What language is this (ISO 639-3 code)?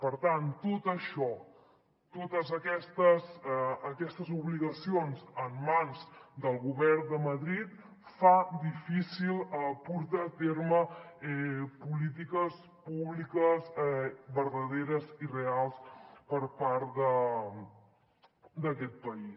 cat